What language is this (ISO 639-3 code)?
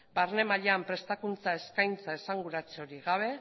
eus